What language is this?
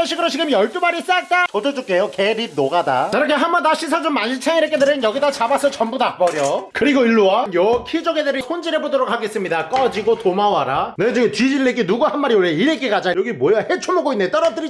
Korean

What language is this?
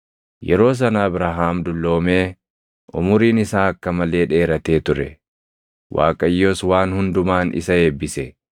Oromo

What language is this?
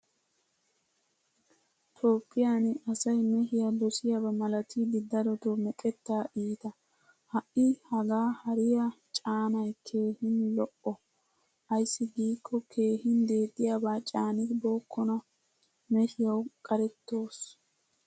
Wolaytta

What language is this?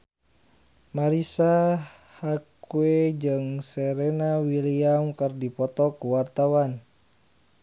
Sundanese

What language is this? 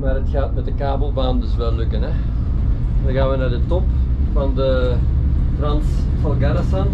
Dutch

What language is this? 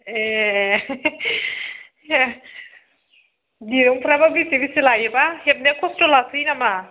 Bodo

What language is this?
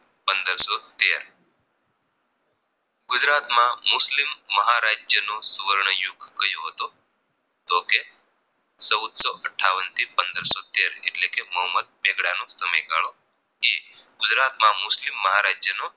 Gujarati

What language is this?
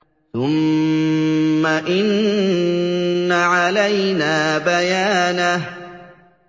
Arabic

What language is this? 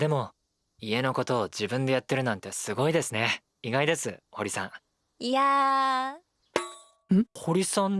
Japanese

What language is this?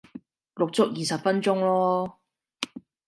Cantonese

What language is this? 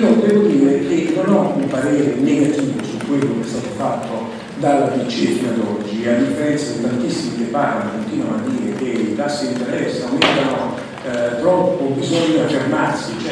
Italian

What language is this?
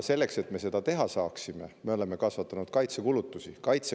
Estonian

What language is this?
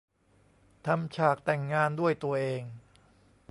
Thai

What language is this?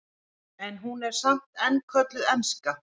Icelandic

